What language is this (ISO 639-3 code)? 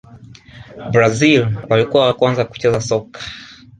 swa